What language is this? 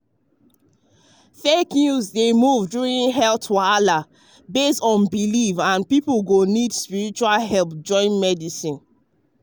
Nigerian Pidgin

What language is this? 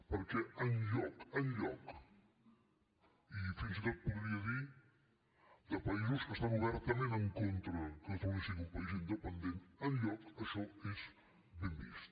Catalan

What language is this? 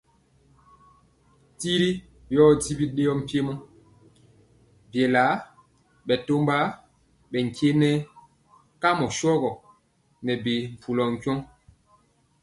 Mpiemo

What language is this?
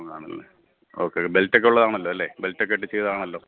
Malayalam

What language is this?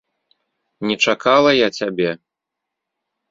Belarusian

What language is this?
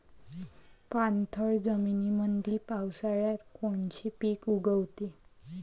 Marathi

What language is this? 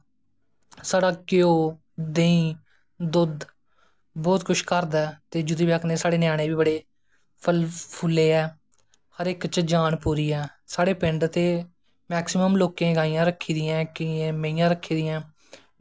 Dogri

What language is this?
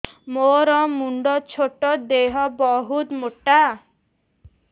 Odia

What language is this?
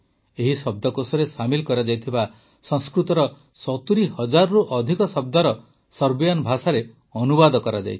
Odia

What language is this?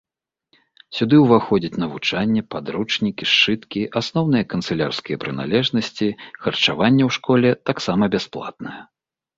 Belarusian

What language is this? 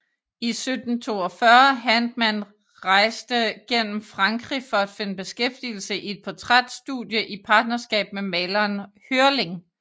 Danish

